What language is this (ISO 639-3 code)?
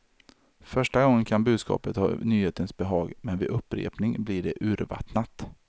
swe